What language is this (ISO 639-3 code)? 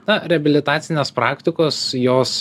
lit